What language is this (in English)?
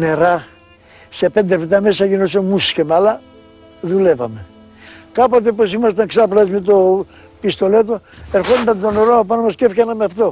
Greek